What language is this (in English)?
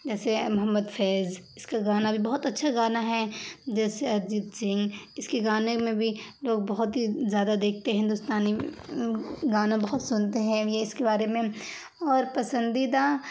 Urdu